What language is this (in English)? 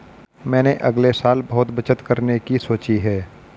Hindi